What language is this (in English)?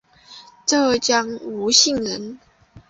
Chinese